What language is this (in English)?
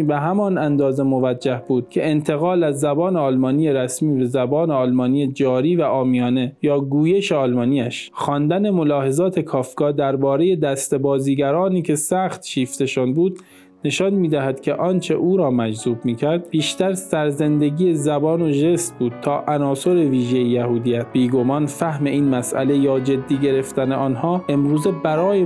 Persian